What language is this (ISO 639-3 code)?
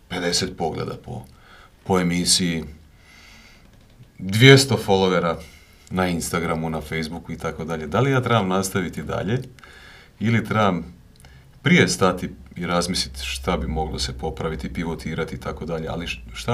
hrv